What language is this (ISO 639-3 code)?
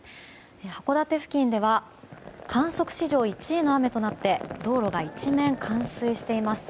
jpn